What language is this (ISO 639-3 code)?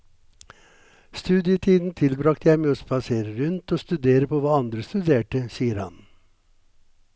nor